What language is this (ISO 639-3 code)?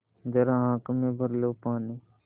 hin